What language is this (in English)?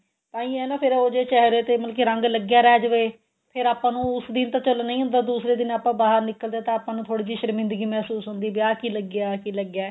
Punjabi